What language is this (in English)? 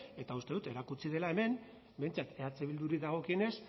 Basque